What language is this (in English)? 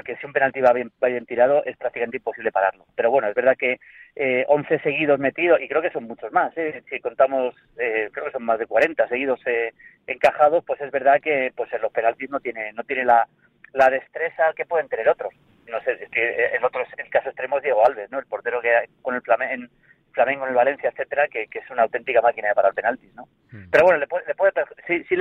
Spanish